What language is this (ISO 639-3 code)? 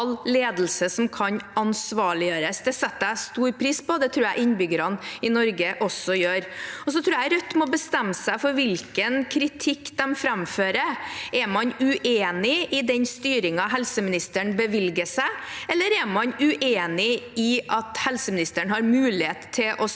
nor